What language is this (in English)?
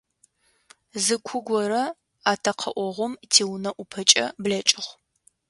Adyghe